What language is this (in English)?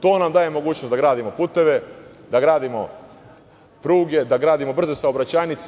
Serbian